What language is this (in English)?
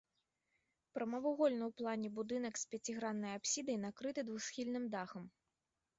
Belarusian